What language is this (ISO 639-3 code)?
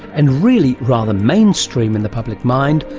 eng